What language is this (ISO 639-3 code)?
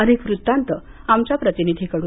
mar